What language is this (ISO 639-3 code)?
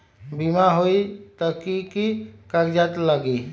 mag